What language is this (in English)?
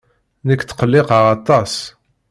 Kabyle